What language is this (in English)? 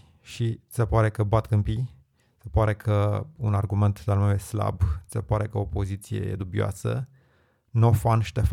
Romanian